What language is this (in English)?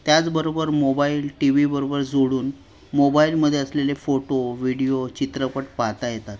Marathi